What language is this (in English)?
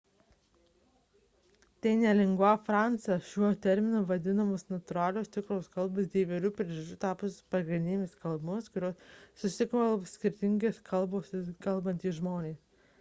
Lithuanian